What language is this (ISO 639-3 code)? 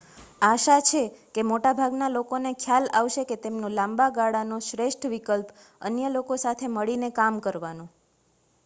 guj